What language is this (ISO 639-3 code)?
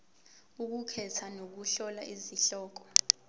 zul